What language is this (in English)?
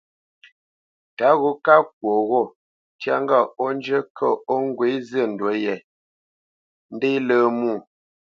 Bamenyam